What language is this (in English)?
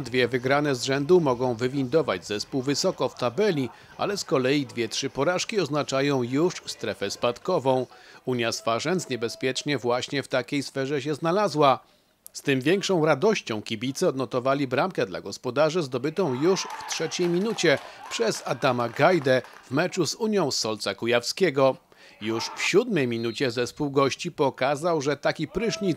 Polish